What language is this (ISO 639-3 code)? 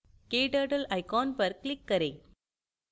hin